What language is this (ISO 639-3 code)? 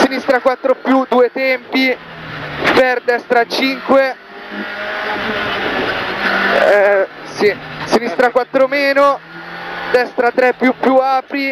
ita